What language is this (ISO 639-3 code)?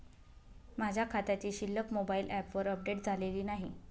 mar